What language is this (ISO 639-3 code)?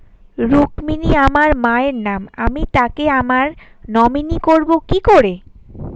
ben